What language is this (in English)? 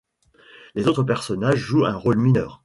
French